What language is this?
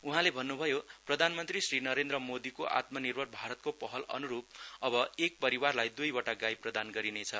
Nepali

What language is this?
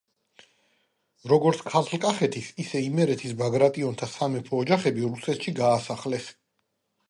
Georgian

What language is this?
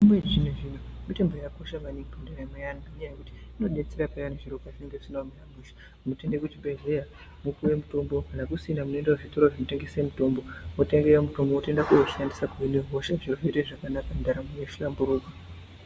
Ndau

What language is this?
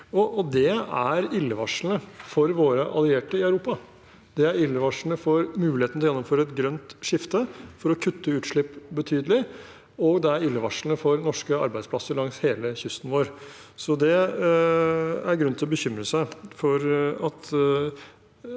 Norwegian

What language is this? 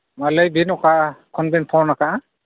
Santali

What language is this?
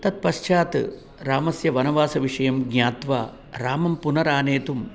Sanskrit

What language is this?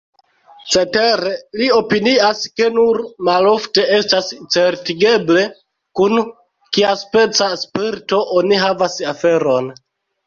Esperanto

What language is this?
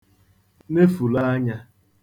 Igbo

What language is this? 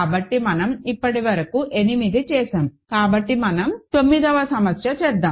Telugu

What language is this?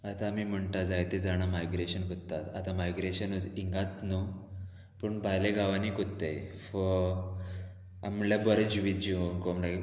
Konkani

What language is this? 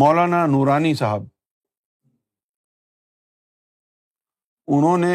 Urdu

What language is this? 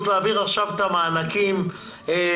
Hebrew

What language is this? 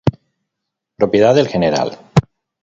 Spanish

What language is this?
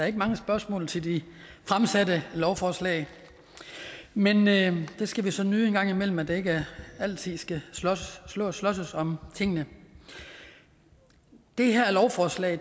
Danish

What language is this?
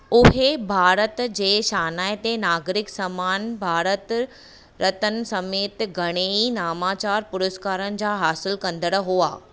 Sindhi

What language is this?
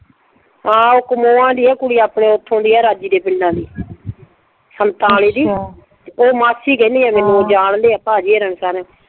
Punjabi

